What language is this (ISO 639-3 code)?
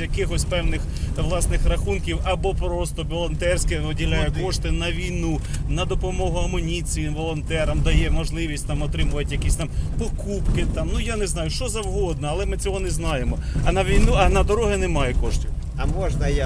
ukr